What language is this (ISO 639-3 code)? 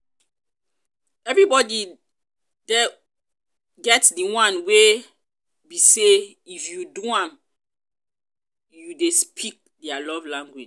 pcm